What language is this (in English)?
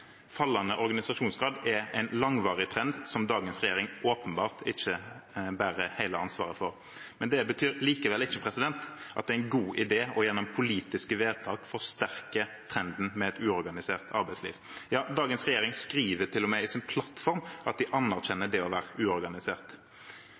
Norwegian Bokmål